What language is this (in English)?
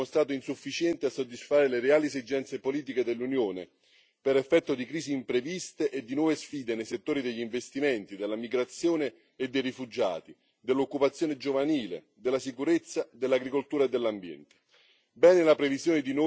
Italian